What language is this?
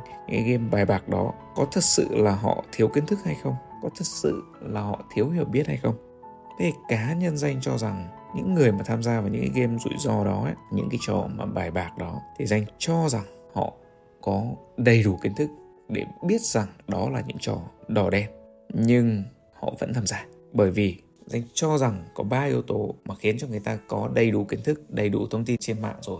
Vietnamese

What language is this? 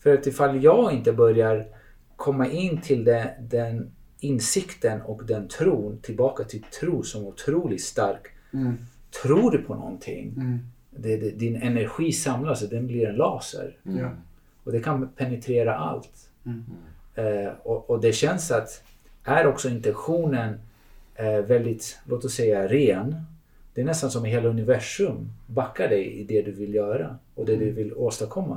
Swedish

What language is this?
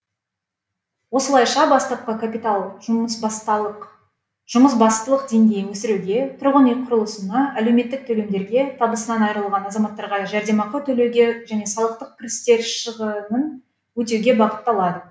Kazakh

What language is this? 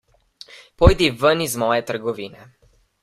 Slovenian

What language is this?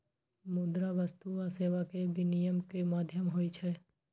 Maithili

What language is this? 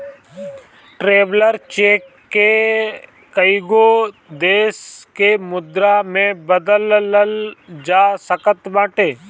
Bhojpuri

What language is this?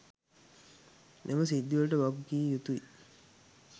Sinhala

